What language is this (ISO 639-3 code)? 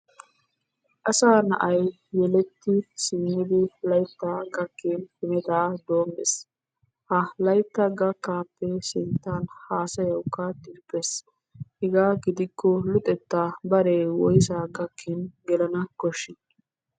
wal